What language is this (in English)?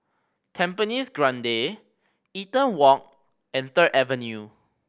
English